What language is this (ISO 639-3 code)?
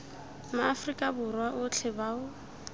tsn